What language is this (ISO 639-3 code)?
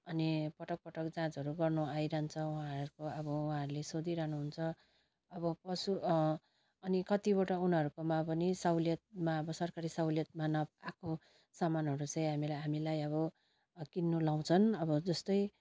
nep